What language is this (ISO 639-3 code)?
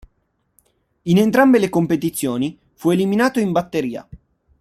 ita